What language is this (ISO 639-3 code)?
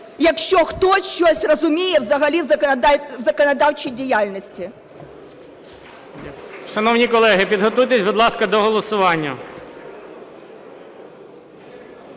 ukr